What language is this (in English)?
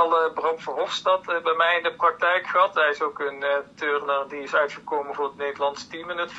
Dutch